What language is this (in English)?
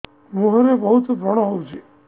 Odia